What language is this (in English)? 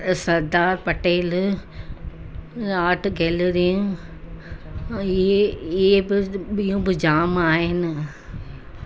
Sindhi